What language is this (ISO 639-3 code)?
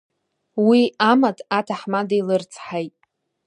abk